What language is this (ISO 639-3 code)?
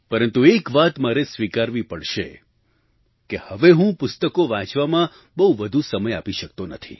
guj